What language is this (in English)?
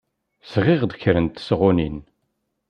Kabyle